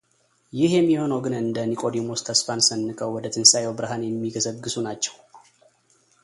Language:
Amharic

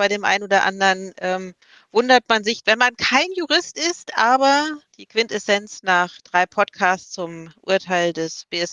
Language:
German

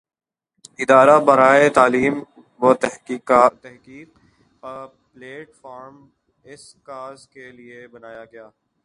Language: Urdu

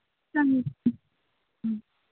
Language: Manipuri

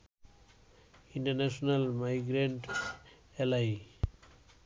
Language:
Bangla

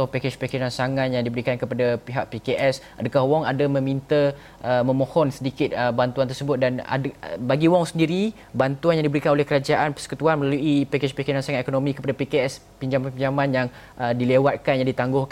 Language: Malay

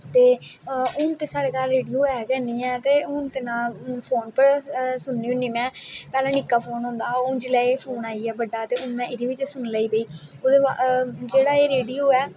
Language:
Dogri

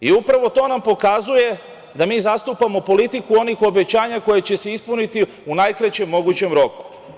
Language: Serbian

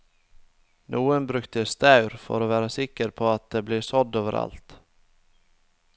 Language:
Norwegian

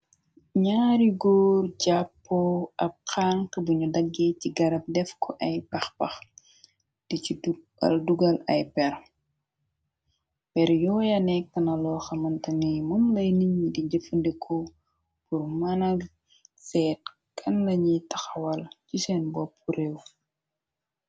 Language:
Wolof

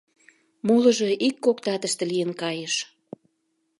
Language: Mari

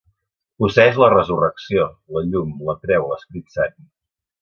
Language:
Catalan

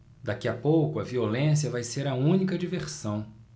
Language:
Portuguese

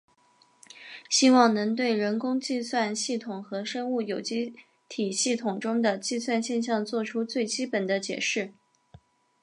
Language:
Chinese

